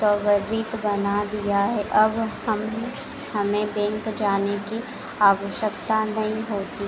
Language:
Hindi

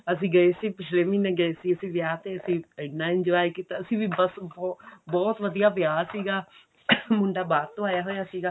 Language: Punjabi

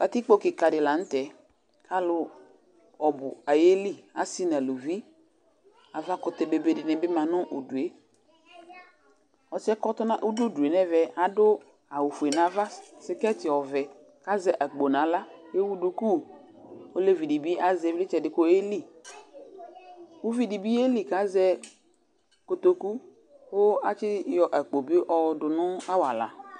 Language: Ikposo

